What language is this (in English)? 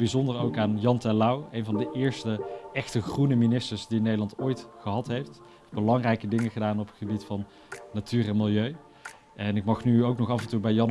Dutch